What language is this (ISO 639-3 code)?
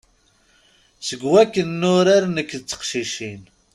kab